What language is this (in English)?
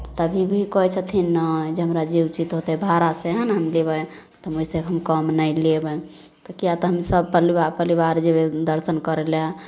Maithili